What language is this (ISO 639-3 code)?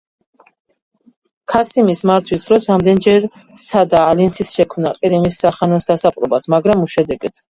kat